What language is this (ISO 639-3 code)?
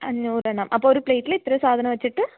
mal